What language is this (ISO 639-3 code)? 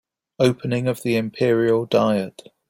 eng